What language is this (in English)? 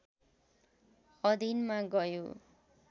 Nepali